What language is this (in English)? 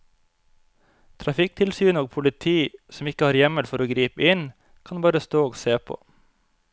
Norwegian